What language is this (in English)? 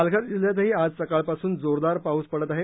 Marathi